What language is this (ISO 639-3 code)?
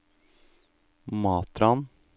nor